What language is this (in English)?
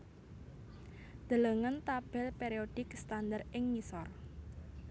Javanese